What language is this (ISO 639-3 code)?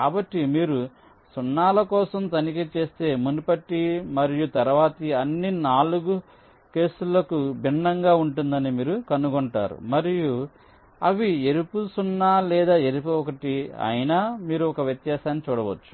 tel